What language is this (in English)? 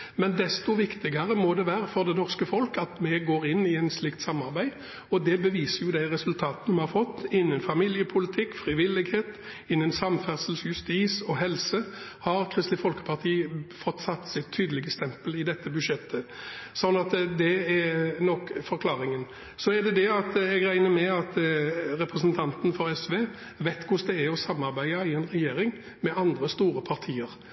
Norwegian Bokmål